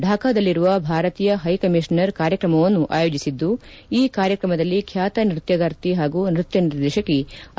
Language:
Kannada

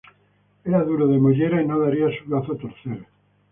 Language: Spanish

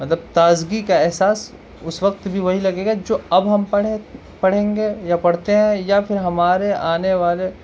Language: Urdu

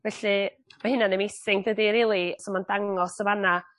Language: Welsh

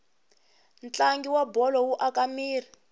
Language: Tsonga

